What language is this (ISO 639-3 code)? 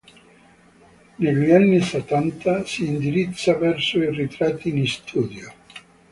ita